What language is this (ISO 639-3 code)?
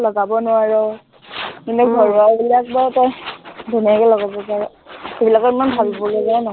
asm